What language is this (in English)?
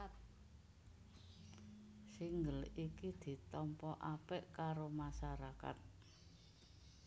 Javanese